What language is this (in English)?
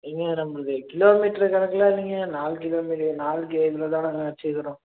Tamil